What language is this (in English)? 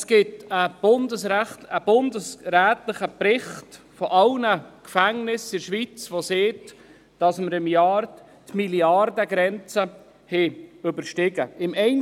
Swiss German